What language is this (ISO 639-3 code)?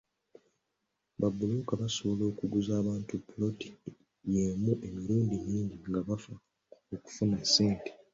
lug